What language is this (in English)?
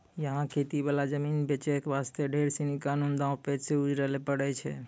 Maithili